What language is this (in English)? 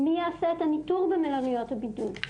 Hebrew